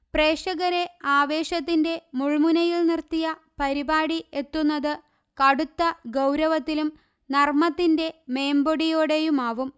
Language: Malayalam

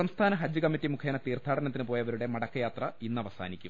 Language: Malayalam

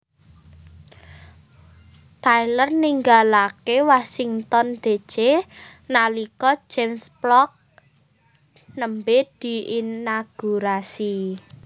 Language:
Javanese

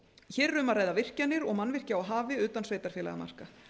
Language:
Icelandic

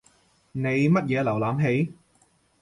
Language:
Cantonese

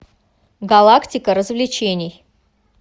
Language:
Russian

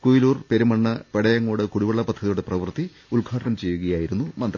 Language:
Malayalam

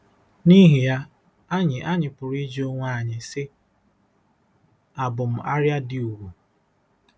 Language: Igbo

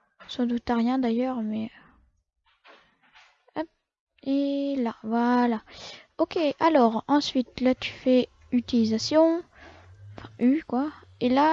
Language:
French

